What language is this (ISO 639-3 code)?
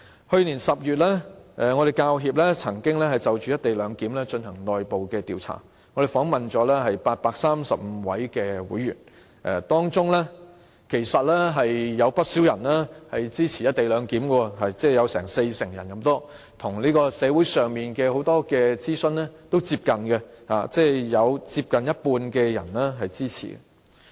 yue